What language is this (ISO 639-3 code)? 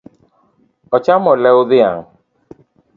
luo